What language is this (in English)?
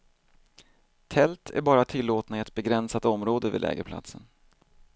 Swedish